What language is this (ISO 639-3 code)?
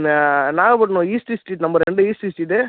tam